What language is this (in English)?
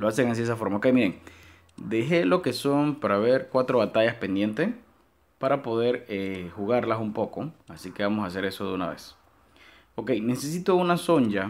Spanish